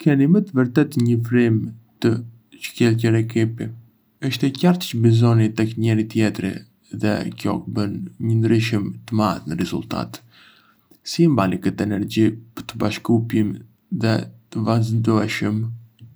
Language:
Arbëreshë Albanian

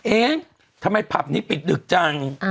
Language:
Thai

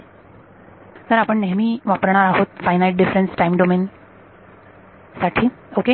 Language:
Marathi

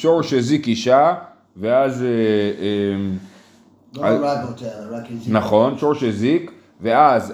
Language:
Hebrew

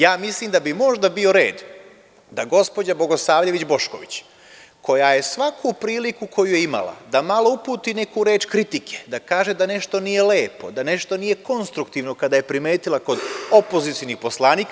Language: Serbian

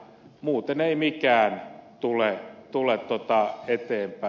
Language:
Finnish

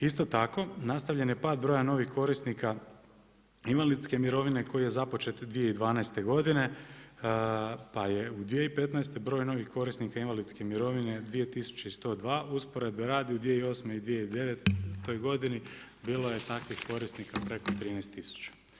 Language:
Croatian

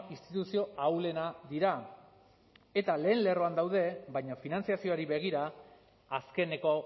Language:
Basque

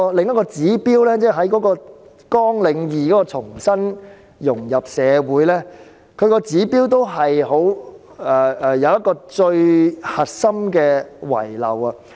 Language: Cantonese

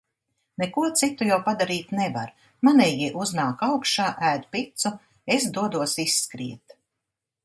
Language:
Latvian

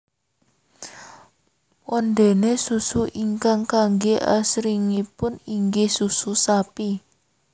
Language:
Javanese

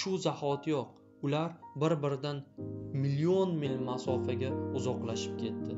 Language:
Turkish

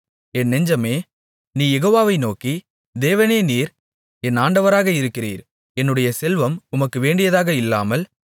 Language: Tamil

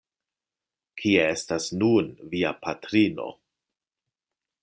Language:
Esperanto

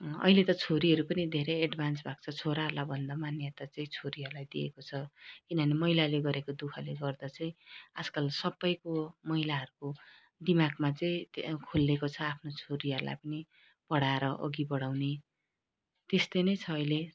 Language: Nepali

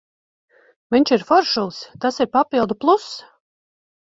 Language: Latvian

